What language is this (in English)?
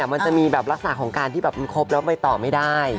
Thai